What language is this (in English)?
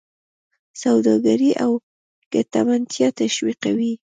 Pashto